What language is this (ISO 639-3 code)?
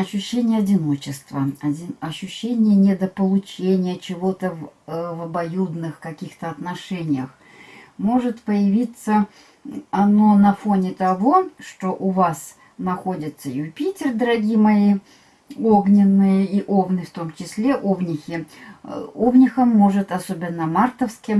rus